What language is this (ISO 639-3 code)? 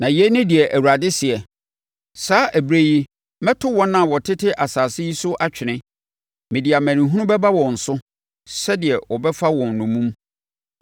aka